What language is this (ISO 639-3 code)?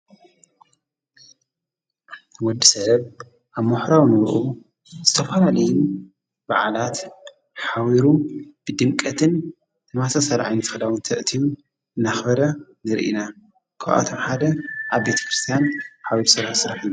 tir